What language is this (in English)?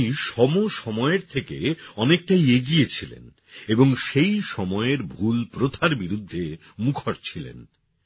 Bangla